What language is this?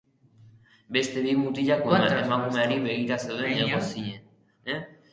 Basque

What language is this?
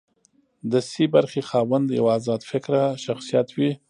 Pashto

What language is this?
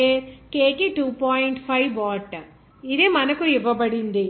Telugu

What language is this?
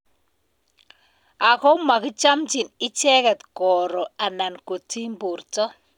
Kalenjin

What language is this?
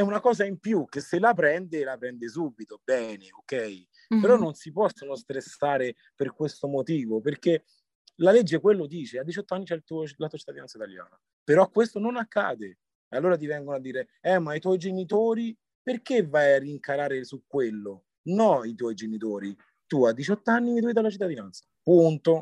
Italian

